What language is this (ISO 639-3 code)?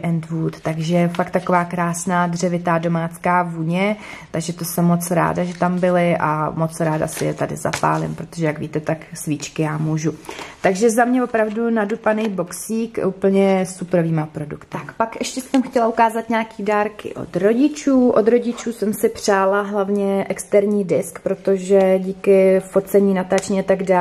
ces